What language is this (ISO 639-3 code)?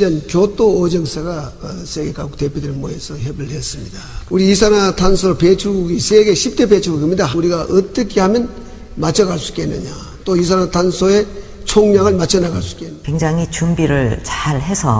kor